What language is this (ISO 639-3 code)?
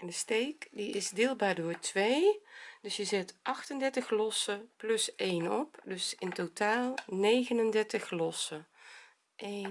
nld